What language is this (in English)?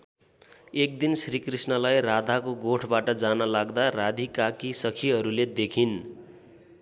Nepali